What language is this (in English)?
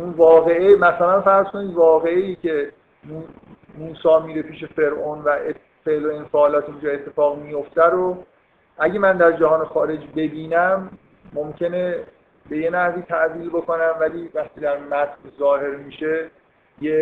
Persian